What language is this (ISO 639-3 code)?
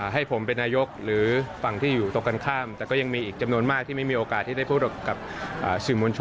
tha